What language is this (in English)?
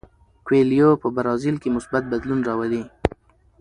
Pashto